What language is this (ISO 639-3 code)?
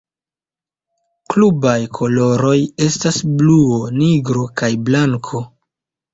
epo